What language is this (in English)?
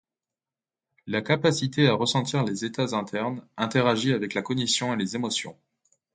French